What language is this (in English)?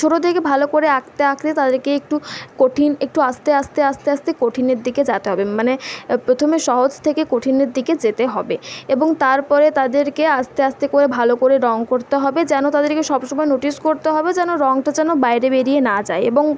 Bangla